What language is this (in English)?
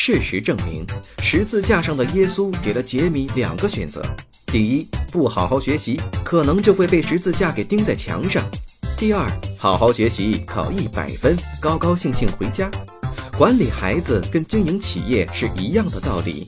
Chinese